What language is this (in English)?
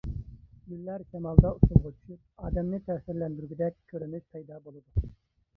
Uyghur